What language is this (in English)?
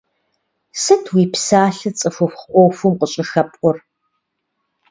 Kabardian